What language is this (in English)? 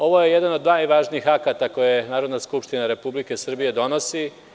Serbian